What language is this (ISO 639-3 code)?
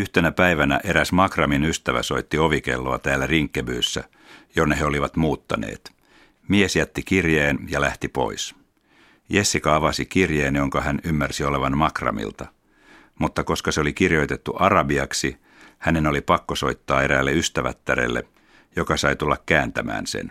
fin